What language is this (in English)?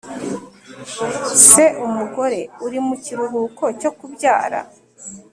Kinyarwanda